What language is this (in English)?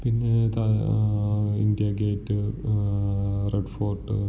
Malayalam